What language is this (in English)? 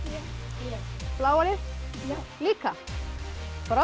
Icelandic